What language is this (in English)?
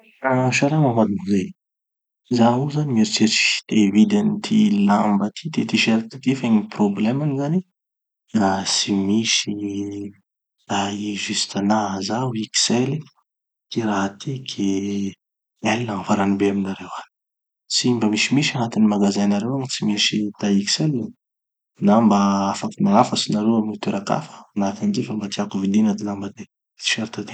Tanosy Malagasy